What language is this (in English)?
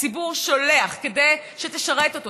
Hebrew